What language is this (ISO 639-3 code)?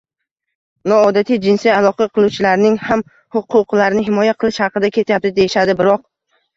uzb